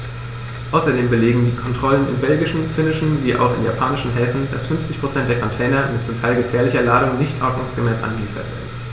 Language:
German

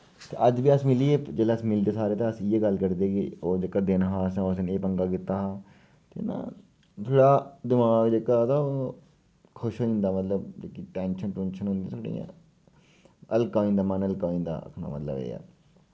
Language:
Dogri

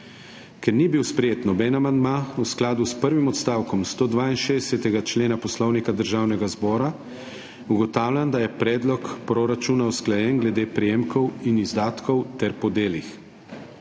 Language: Slovenian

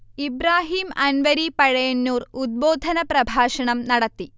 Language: Malayalam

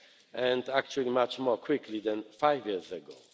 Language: English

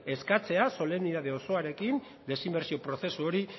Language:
Basque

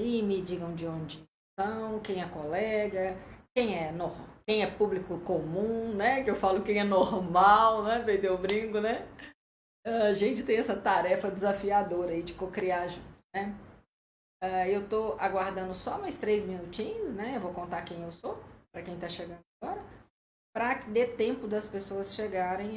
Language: Portuguese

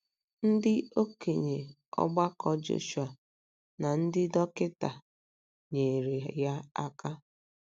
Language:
Igbo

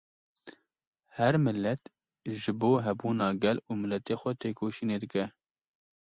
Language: Kurdish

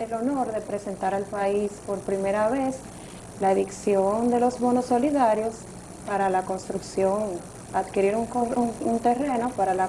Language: Spanish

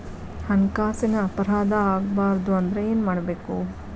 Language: Kannada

